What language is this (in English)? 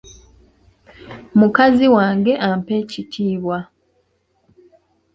Ganda